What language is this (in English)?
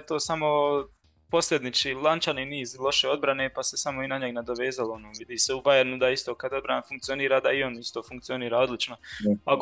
Croatian